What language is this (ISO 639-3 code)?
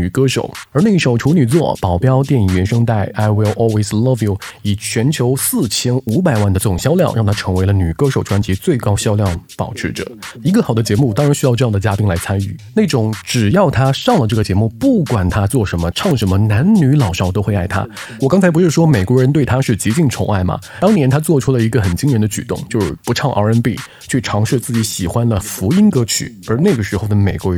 zho